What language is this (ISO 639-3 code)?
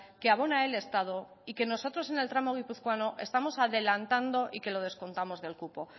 spa